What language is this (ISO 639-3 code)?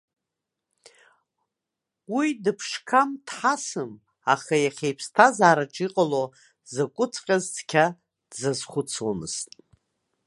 abk